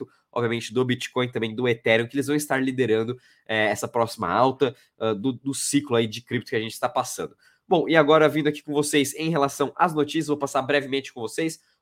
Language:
Portuguese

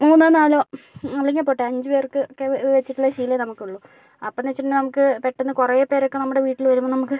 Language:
Malayalam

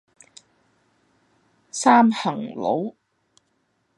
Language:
Cantonese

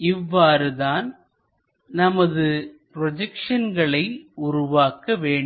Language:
Tamil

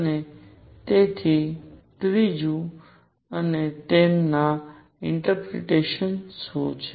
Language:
Gujarati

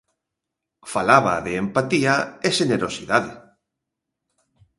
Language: Galician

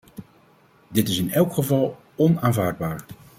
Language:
Dutch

